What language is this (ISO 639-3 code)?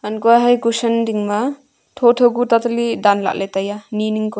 nnp